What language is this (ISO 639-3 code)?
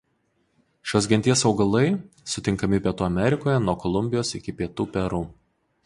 lit